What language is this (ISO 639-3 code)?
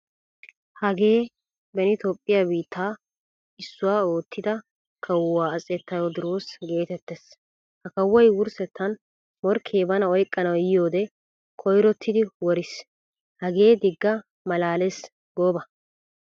wal